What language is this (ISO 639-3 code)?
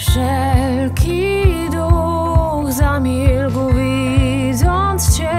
pol